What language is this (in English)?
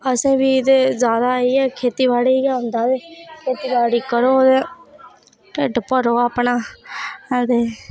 Dogri